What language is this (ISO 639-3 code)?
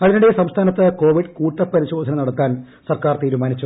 mal